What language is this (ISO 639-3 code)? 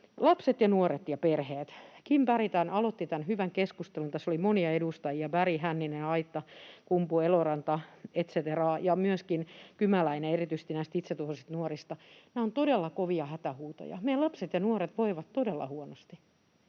fin